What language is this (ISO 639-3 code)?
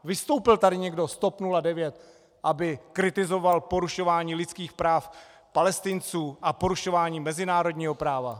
ces